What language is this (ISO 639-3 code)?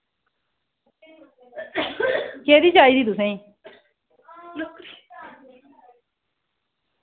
doi